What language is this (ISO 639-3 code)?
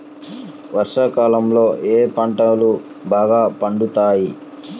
tel